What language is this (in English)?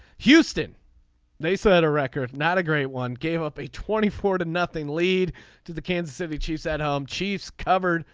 English